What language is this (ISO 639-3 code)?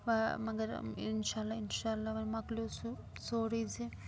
kas